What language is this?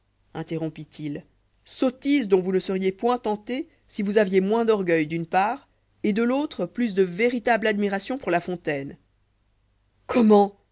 French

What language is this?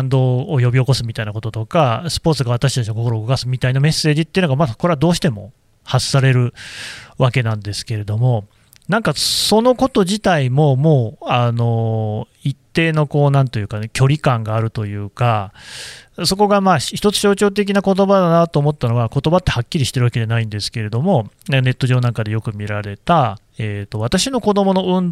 Japanese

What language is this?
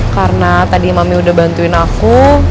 Indonesian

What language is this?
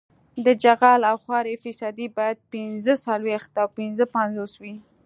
Pashto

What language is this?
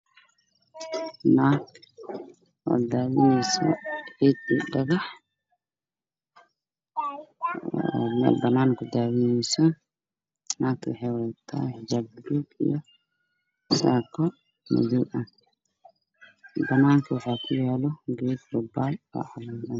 Somali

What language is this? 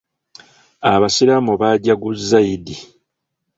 Ganda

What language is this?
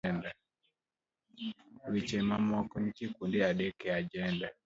Luo (Kenya and Tanzania)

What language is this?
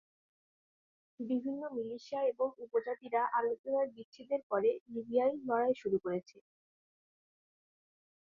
Bangla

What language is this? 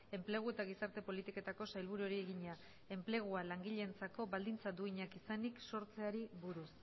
Basque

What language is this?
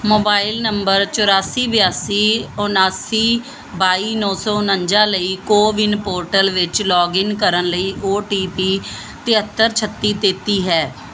Punjabi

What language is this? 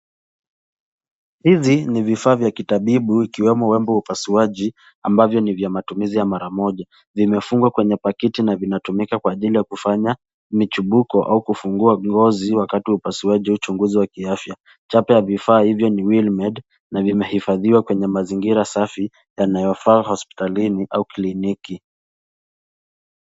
Swahili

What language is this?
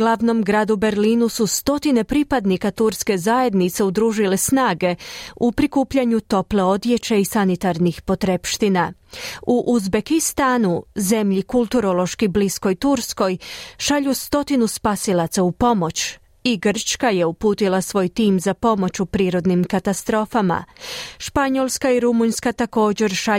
Croatian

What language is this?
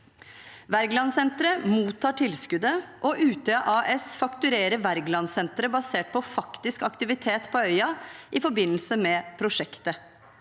Norwegian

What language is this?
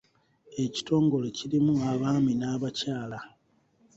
Ganda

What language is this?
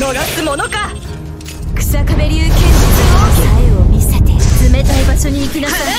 Japanese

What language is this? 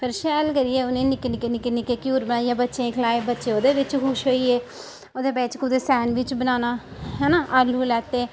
Dogri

